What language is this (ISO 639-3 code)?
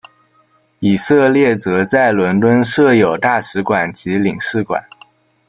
zho